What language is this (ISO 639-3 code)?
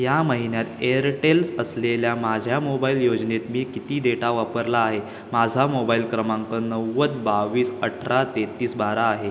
mar